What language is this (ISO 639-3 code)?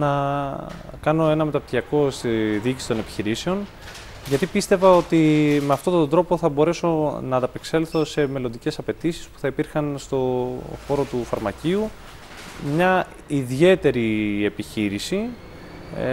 ell